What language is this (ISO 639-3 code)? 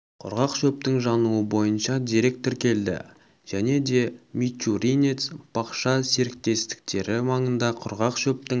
kaz